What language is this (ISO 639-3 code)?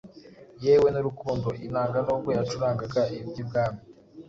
kin